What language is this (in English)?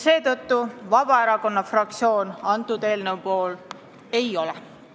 Estonian